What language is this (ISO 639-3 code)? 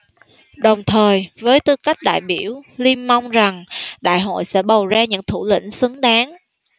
vie